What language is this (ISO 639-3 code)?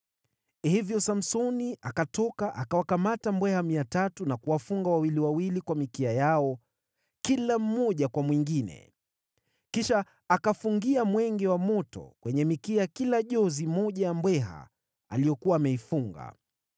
swa